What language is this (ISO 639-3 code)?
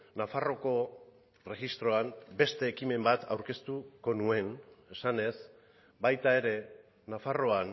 eus